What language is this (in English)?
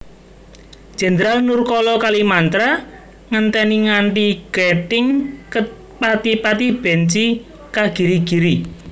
Javanese